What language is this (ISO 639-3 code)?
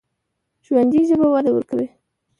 pus